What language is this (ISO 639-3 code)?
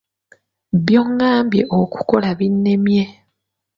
lug